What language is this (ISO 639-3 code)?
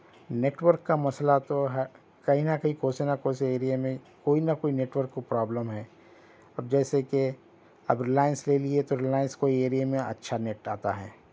urd